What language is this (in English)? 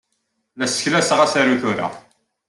Kabyle